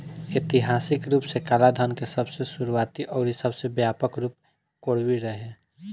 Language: Bhojpuri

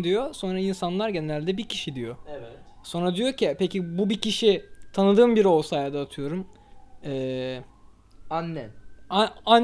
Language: Turkish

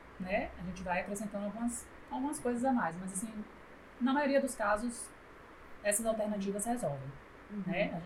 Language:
Portuguese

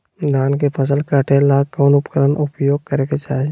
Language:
Magahi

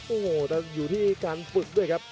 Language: Thai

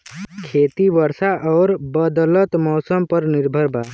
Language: Bhojpuri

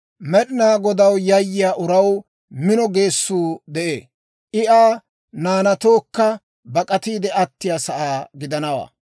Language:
Dawro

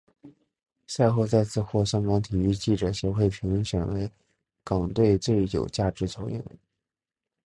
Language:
Chinese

